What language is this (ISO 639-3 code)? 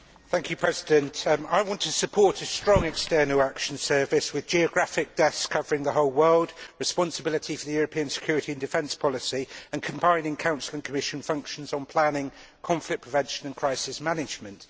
eng